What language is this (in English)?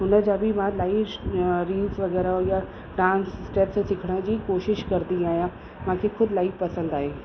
Sindhi